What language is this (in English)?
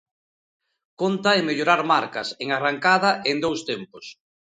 Galician